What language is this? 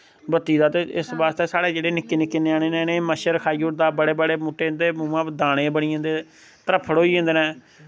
Dogri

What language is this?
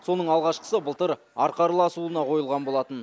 Kazakh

